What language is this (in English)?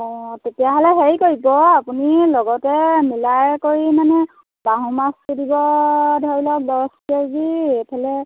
Assamese